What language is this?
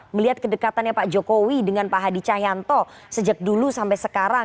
Indonesian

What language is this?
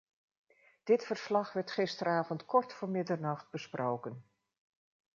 Dutch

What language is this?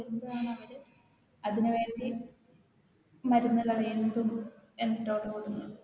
Malayalam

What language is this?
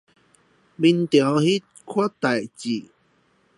Chinese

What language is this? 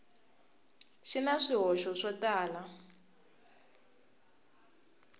Tsonga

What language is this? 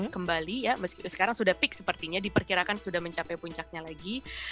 Indonesian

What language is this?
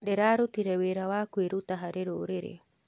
Kikuyu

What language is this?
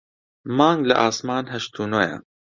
Central Kurdish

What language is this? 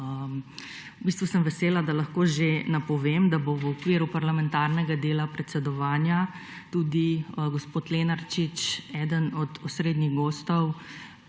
Slovenian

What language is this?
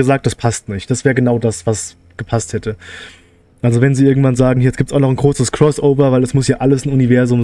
German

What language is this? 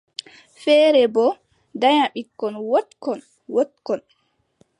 Adamawa Fulfulde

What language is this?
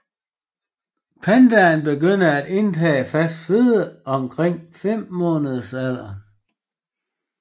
Danish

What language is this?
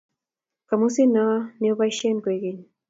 Kalenjin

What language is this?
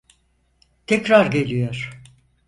Turkish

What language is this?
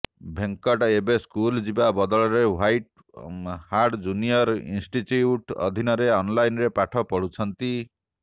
Odia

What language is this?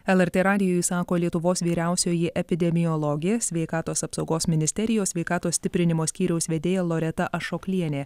Lithuanian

